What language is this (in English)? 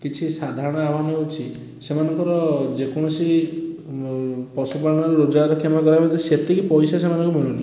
Odia